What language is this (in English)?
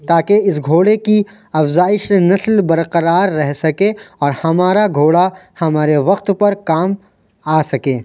Urdu